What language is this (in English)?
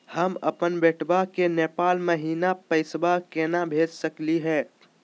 Magahi